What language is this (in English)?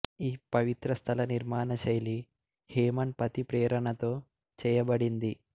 Telugu